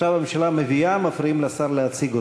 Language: Hebrew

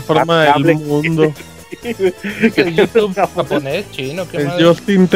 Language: Spanish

